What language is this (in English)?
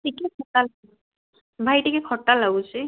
Odia